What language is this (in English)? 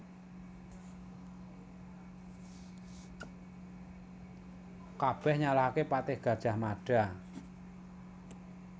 Javanese